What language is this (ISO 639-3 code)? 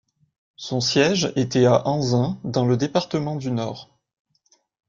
fra